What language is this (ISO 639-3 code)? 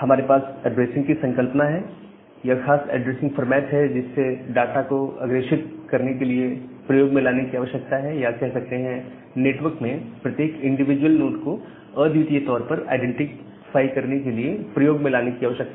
hin